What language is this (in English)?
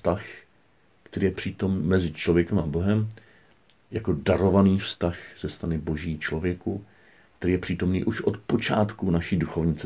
Czech